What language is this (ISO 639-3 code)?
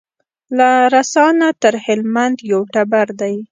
pus